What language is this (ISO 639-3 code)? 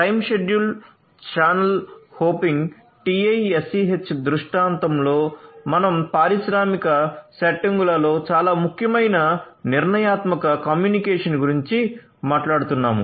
tel